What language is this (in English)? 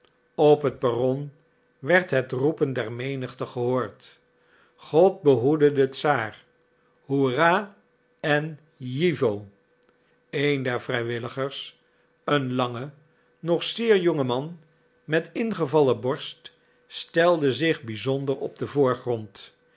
Dutch